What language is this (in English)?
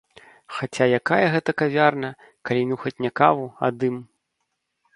Belarusian